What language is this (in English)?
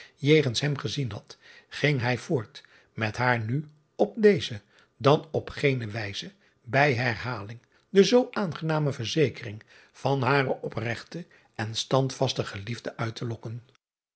Dutch